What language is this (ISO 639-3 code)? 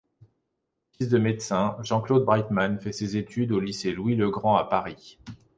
fra